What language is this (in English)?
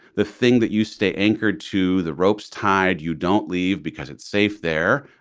English